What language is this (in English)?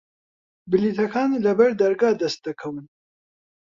Central Kurdish